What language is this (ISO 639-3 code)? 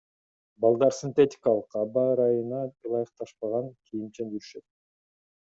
kir